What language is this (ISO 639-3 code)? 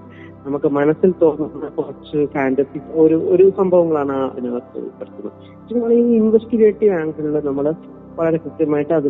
mal